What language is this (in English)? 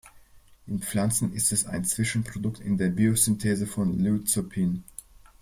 German